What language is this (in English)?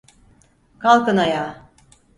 Turkish